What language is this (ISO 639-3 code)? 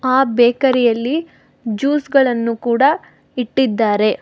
kan